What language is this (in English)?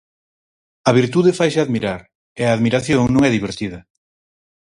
Galician